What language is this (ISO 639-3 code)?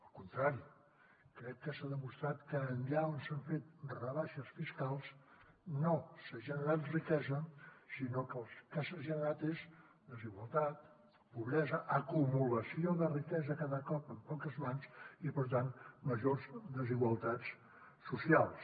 cat